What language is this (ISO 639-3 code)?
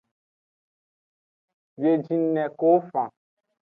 ajg